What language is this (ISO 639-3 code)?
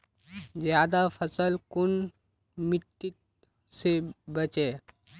mag